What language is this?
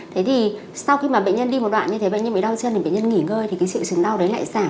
Vietnamese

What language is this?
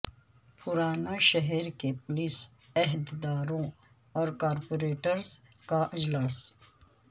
Urdu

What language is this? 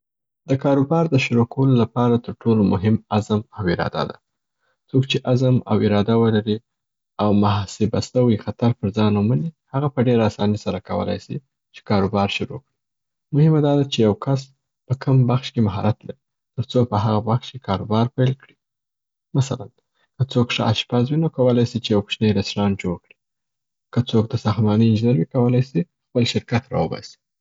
Southern Pashto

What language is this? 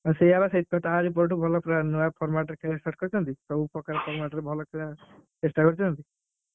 Odia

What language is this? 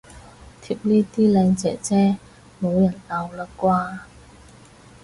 Cantonese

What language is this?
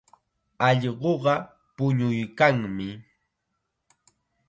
Chiquián Ancash Quechua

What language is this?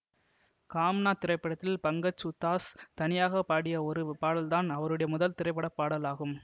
Tamil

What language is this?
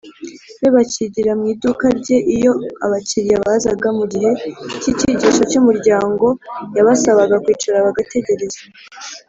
Kinyarwanda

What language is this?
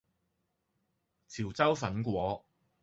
Cantonese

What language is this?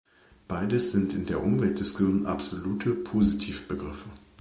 German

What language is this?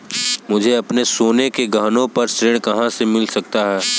Hindi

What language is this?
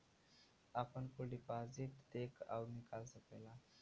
Bhojpuri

